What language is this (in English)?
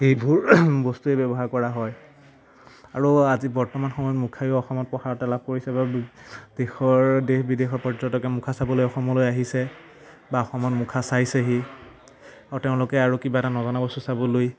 Assamese